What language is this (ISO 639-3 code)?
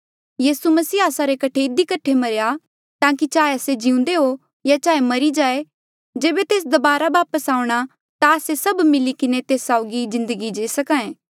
mjl